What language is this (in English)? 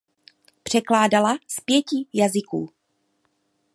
Czech